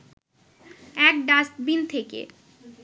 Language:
Bangla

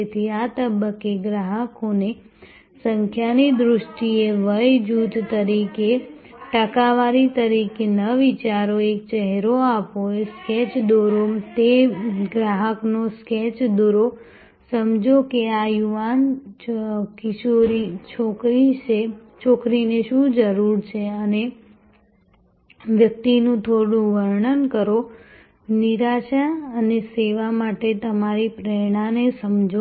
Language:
Gujarati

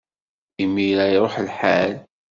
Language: Kabyle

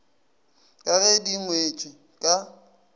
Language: Northern Sotho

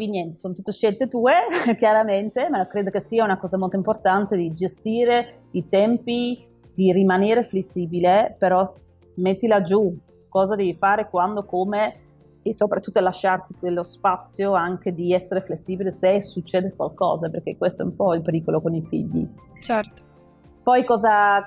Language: Italian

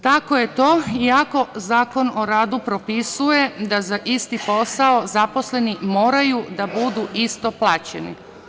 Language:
Serbian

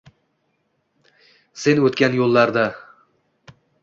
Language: Uzbek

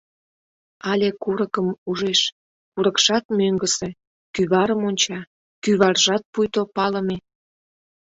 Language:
Mari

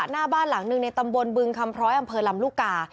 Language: Thai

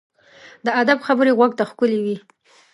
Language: Pashto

